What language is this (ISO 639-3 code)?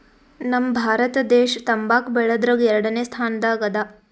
kan